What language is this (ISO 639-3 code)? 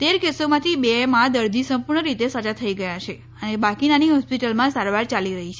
guj